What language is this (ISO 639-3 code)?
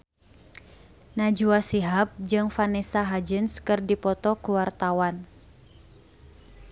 sun